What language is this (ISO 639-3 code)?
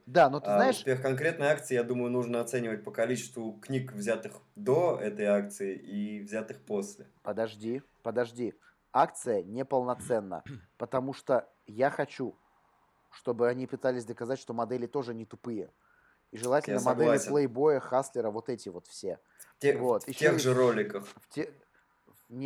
rus